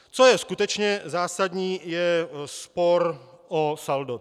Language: Czech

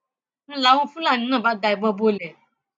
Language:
Yoruba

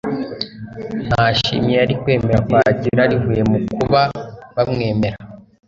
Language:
Kinyarwanda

